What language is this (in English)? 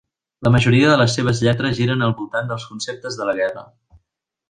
Catalan